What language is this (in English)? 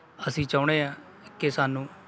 Punjabi